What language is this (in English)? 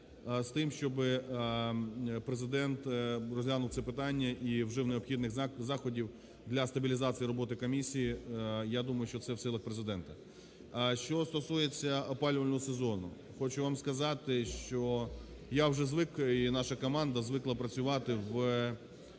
Ukrainian